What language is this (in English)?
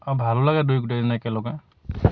Assamese